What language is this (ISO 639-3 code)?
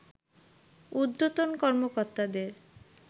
ben